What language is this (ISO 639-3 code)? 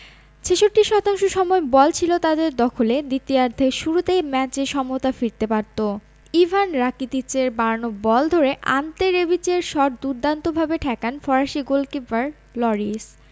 ben